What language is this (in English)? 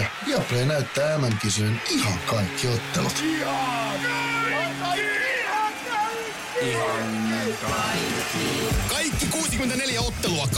Finnish